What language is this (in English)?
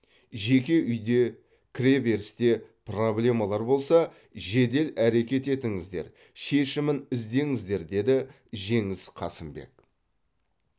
Kazakh